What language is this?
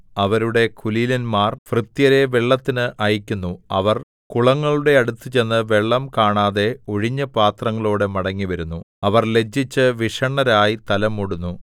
Malayalam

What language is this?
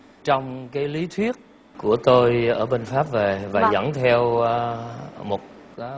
Vietnamese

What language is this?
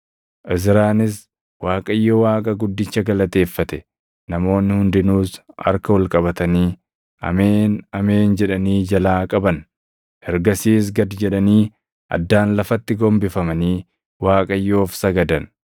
Oromo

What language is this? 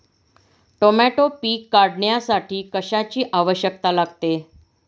Marathi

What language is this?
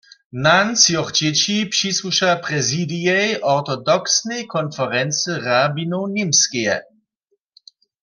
Upper Sorbian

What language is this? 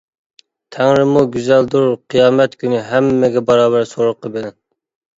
Uyghur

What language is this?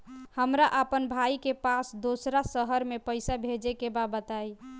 Bhojpuri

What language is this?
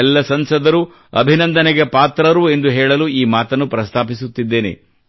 Kannada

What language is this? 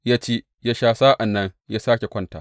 Hausa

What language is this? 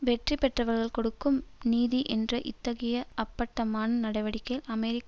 Tamil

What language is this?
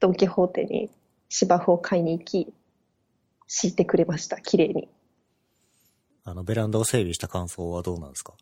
Japanese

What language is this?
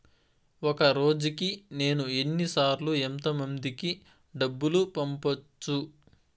Telugu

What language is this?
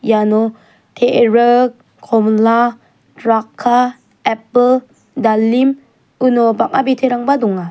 Garo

